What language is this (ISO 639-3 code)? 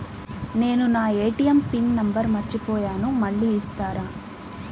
tel